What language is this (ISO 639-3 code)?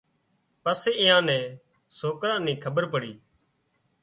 kxp